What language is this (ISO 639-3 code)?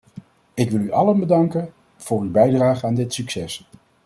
nld